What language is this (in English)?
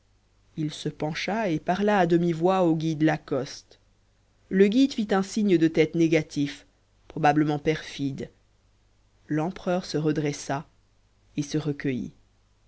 French